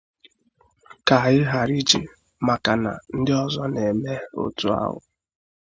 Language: Igbo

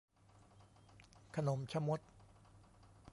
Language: Thai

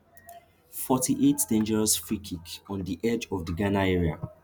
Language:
Nigerian Pidgin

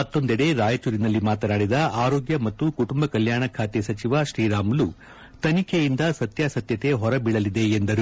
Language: Kannada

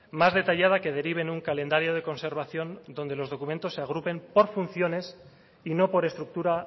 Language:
Spanish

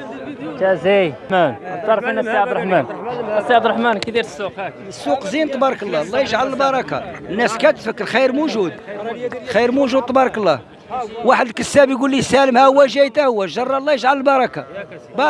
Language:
Arabic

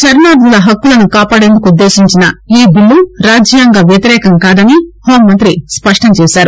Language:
Telugu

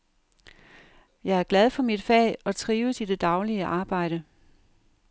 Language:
Danish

